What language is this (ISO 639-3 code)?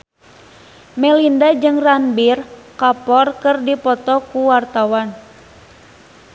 sun